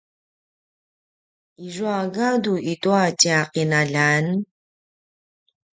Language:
Paiwan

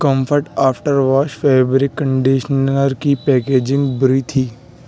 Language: Urdu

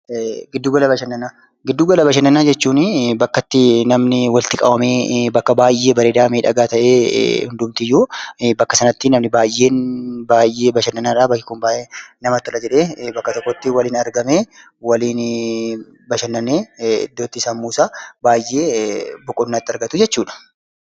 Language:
Oromo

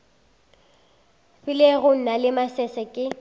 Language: Northern Sotho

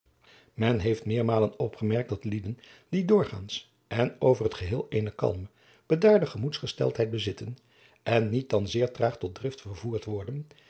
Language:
Dutch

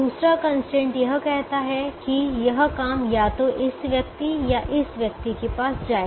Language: Hindi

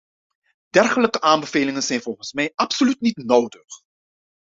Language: Dutch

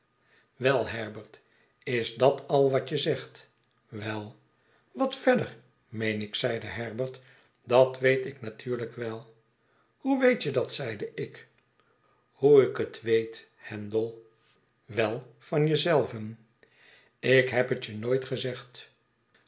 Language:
Dutch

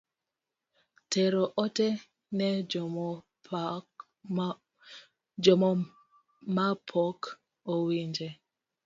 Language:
Luo (Kenya and Tanzania)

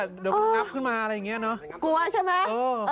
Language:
Thai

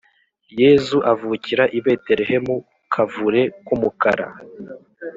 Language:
Kinyarwanda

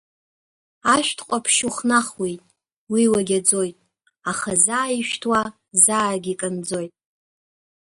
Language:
Abkhazian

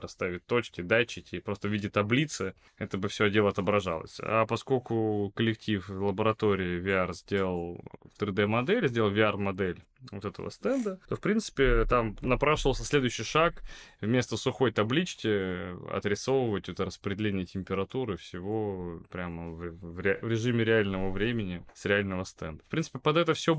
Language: Russian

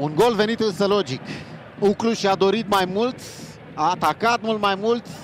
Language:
Romanian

